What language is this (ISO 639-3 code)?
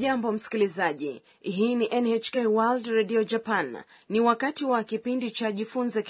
swa